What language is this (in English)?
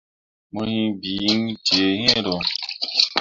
Mundang